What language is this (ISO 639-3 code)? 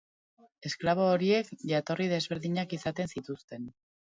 eus